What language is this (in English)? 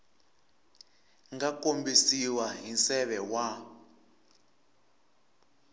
Tsonga